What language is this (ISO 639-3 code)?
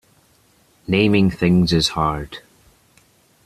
eng